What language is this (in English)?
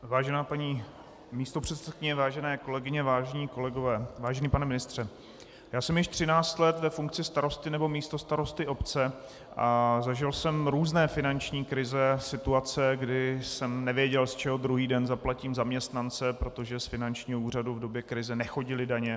Czech